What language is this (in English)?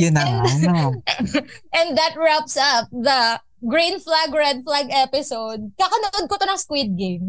Filipino